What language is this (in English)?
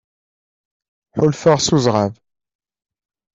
Kabyle